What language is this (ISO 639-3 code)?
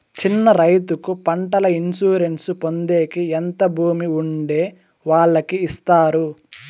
tel